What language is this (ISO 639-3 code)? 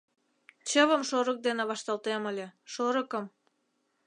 chm